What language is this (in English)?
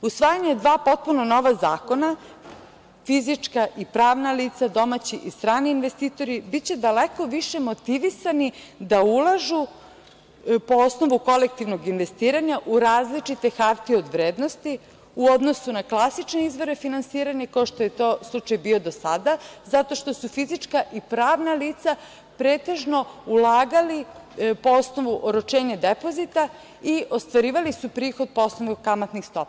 Serbian